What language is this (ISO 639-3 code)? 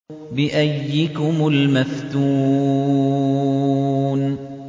ara